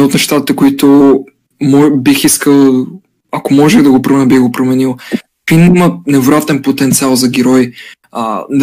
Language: Bulgarian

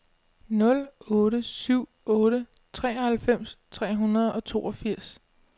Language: Danish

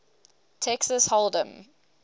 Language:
English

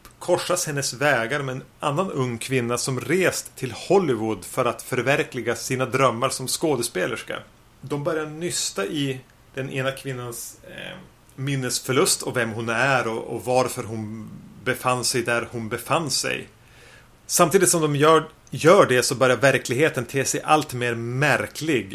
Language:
Swedish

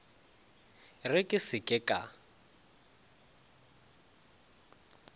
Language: Northern Sotho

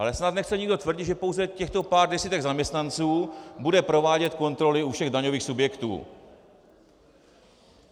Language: Czech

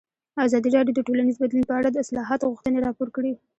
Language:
Pashto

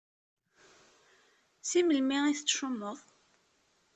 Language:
Kabyle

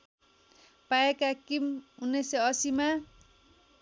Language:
Nepali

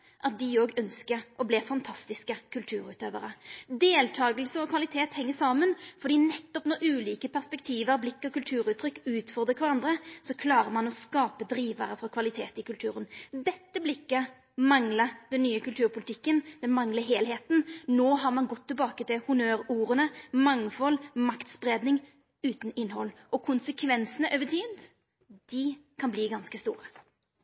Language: Norwegian Nynorsk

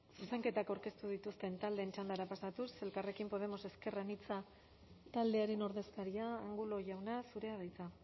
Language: Basque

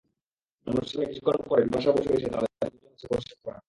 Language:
Bangla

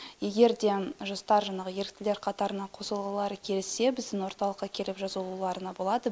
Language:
Kazakh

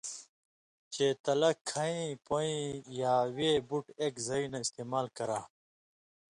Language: Indus Kohistani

